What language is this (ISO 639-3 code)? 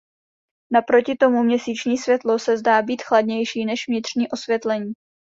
ces